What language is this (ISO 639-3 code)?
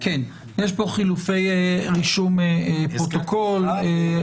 heb